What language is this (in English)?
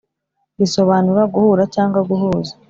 Kinyarwanda